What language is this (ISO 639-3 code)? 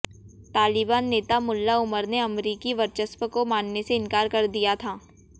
hin